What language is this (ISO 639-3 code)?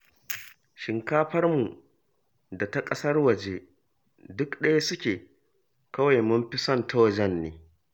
hau